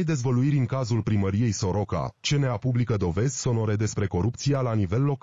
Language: Romanian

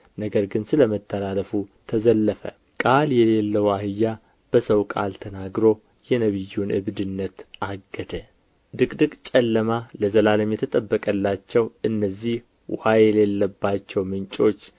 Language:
Amharic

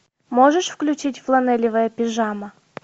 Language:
Russian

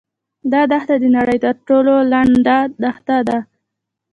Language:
Pashto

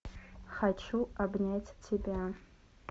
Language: Russian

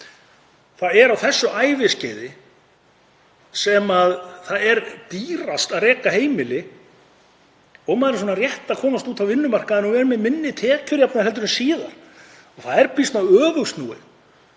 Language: Icelandic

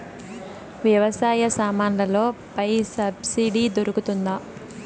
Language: Telugu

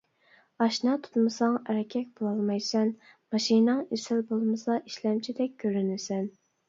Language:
Uyghur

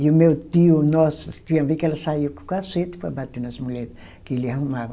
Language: Portuguese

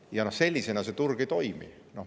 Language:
Estonian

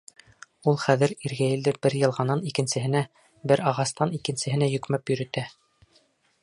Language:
Bashkir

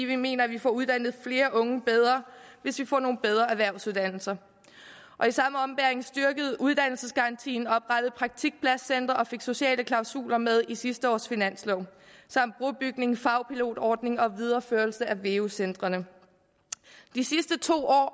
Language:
Danish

